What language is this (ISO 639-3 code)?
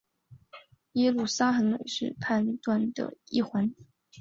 zho